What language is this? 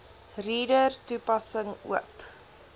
Afrikaans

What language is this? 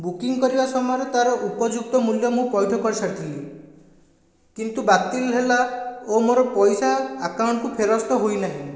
Odia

